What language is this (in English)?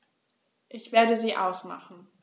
German